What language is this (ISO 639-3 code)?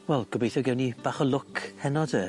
cym